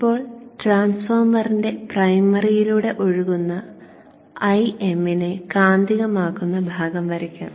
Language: Malayalam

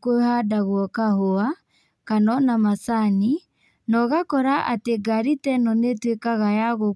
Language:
Kikuyu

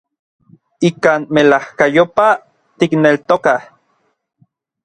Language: Orizaba Nahuatl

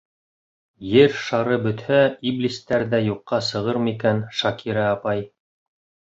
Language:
Bashkir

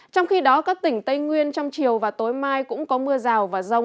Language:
Vietnamese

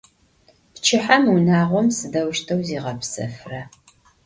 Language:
Adyghe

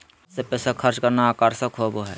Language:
Magahi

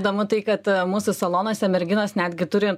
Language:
Lithuanian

